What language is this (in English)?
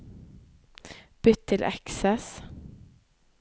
Norwegian